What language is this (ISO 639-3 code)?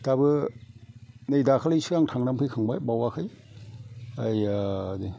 brx